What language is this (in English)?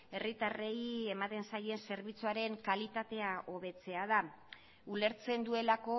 Basque